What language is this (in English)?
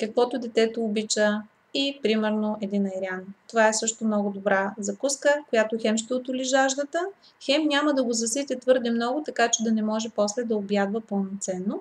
Bulgarian